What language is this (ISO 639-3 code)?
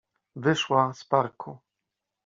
pol